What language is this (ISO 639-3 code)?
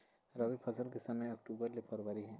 hne